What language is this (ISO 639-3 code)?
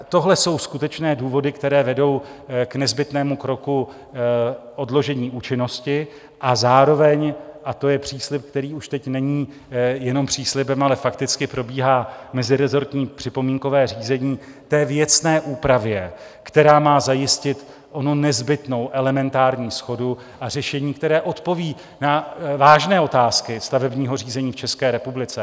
ces